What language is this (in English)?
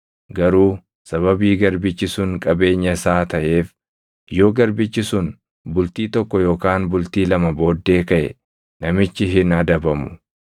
Oromo